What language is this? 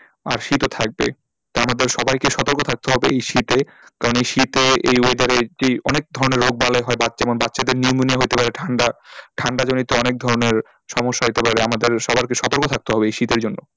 Bangla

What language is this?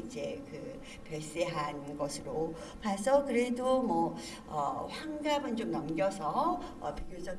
Korean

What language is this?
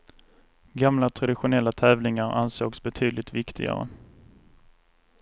Swedish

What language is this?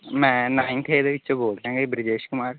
Punjabi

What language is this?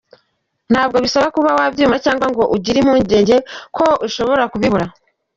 Kinyarwanda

